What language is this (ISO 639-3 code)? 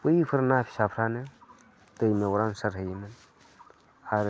brx